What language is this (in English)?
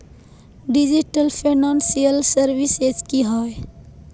Magahi